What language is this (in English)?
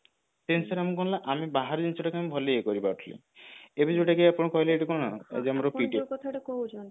Odia